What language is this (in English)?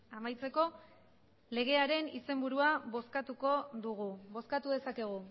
Basque